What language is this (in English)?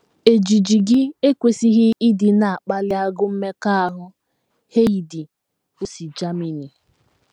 Igbo